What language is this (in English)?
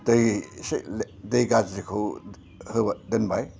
Bodo